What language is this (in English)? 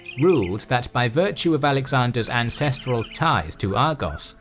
English